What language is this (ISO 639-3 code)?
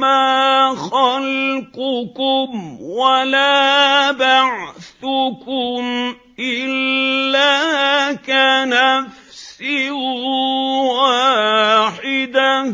ara